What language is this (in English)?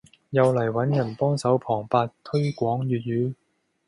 Cantonese